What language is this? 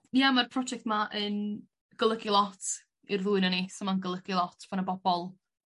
Welsh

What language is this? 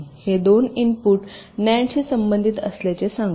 Marathi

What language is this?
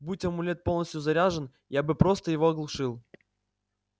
Russian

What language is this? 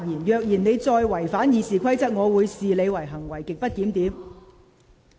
Cantonese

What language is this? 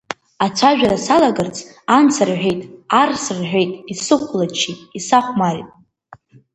Abkhazian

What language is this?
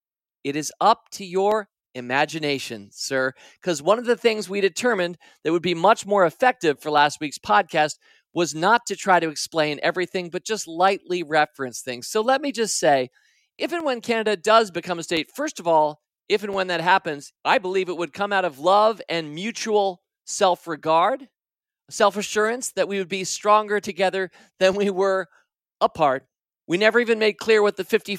English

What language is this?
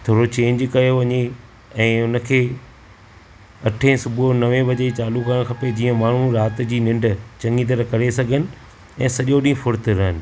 Sindhi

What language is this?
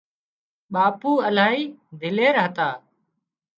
Wadiyara Koli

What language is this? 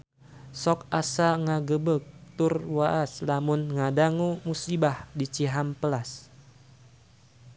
Sundanese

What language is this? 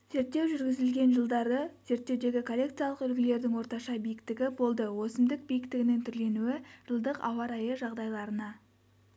Kazakh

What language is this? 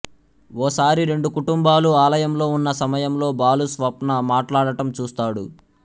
Telugu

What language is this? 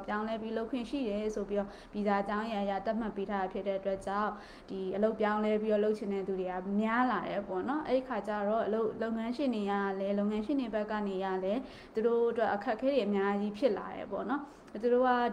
Japanese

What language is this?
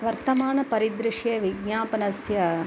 Sanskrit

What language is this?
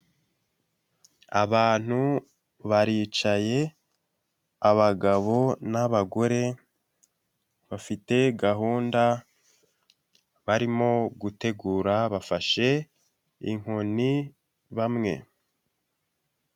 Kinyarwanda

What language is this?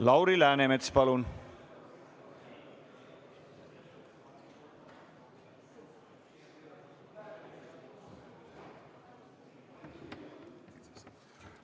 Estonian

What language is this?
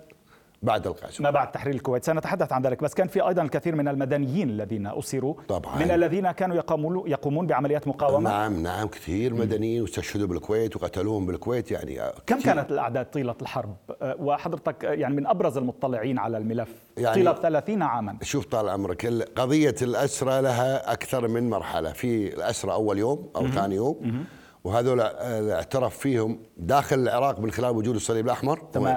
Arabic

